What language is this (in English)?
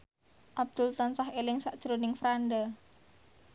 Javanese